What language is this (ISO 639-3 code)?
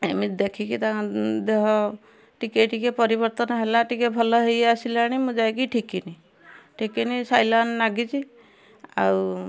ori